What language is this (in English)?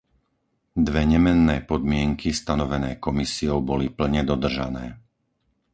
Slovak